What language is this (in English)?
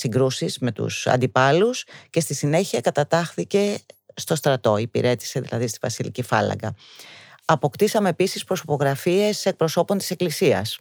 Greek